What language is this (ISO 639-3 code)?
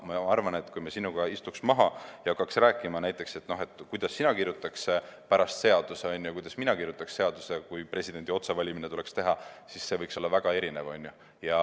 est